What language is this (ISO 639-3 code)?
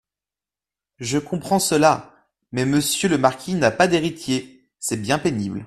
fra